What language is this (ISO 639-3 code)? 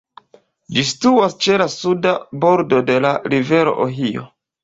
epo